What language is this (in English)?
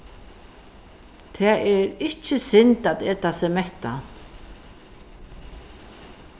Faroese